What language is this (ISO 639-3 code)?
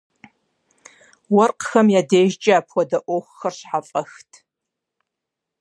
kbd